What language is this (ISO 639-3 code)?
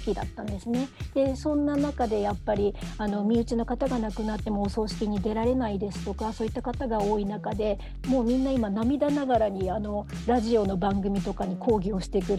jpn